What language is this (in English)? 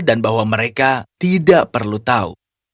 Indonesian